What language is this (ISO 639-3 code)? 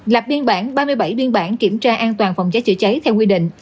vie